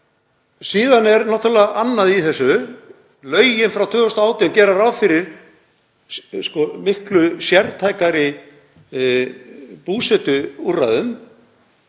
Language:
Icelandic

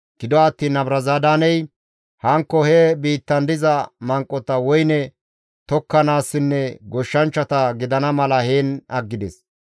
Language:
Gamo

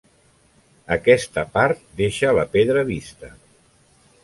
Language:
Catalan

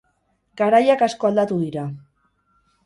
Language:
Basque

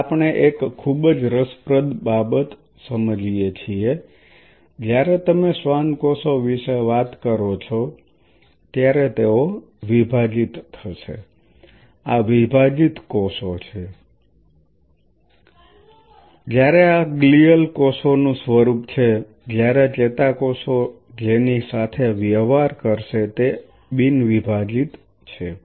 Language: Gujarati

